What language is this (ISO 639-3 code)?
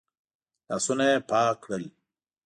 pus